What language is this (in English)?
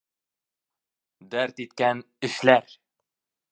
Bashkir